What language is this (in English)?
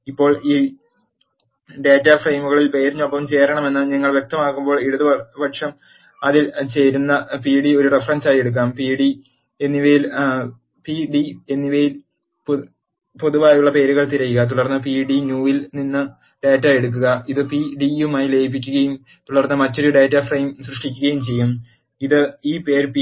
Malayalam